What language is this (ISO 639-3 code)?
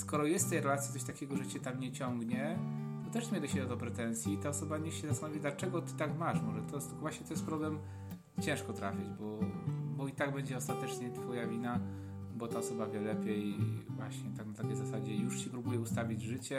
pol